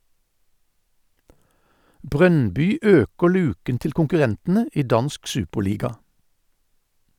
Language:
Norwegian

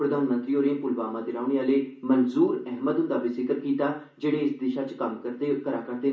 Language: Dogri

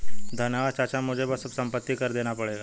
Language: Hindi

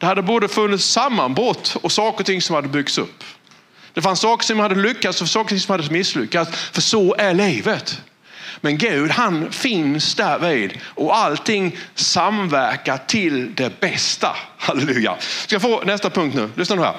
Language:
Swedish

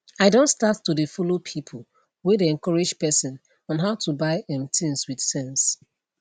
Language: Nigerian Pidgin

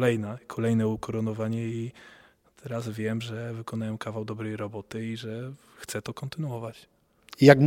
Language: Polish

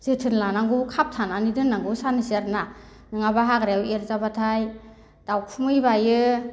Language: Bodo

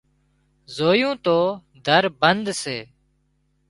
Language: Wadiyara Koli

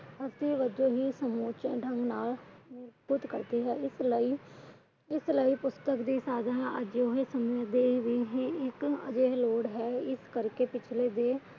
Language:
Punjabi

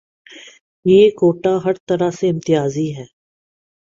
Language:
Urdu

